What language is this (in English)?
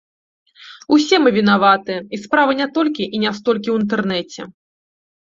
Belarusian